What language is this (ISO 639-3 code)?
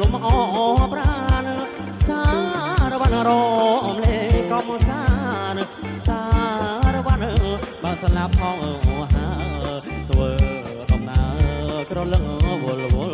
tha